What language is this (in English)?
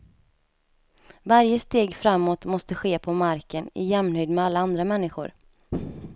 Swedish